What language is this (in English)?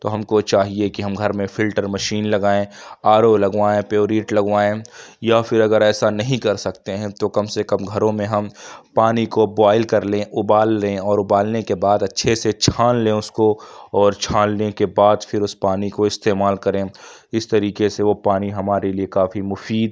Urdu